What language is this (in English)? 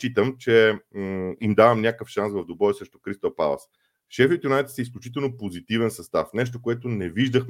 Bulgarian